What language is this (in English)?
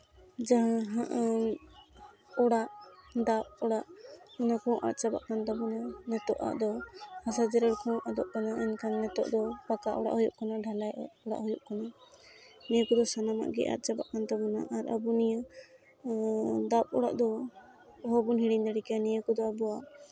Santali